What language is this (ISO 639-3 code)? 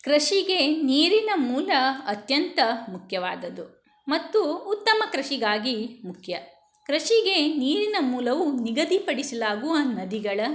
kan